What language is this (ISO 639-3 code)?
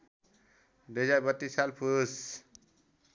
nep